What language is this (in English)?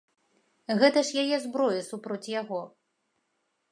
Belarusian